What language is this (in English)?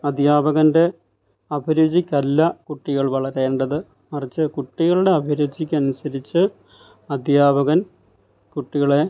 Malayalam